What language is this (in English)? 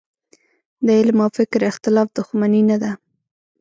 Pashto